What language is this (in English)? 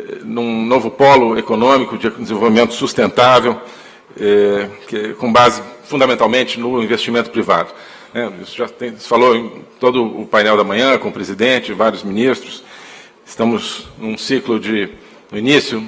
Portuguese